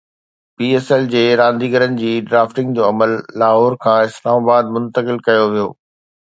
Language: Sindhi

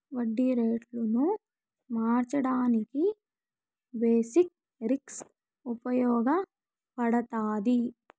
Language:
Telugu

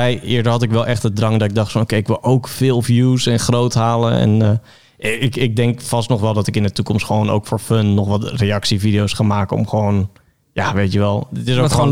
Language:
Dutch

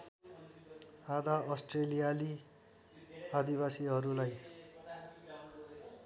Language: Nepali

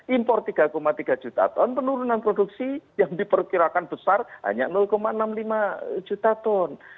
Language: Indonesian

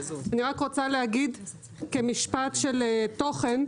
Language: Hebrew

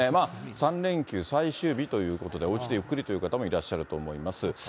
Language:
Japanese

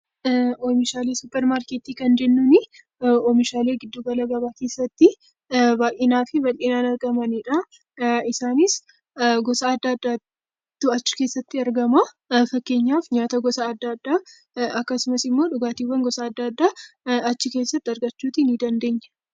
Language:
Oromo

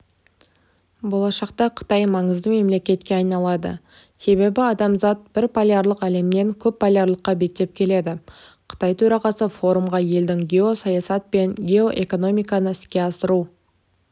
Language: Kazakh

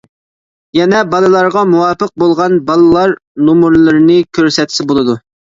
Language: Uyghur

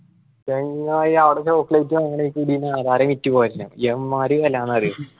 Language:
Malayalam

